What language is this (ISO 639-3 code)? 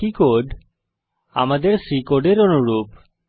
ben